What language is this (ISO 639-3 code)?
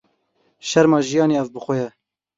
kur